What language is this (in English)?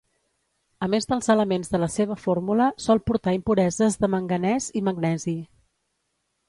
Catalan